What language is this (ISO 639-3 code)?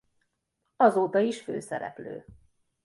hun